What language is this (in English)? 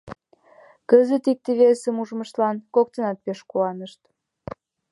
Mari